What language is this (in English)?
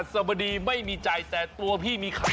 Thai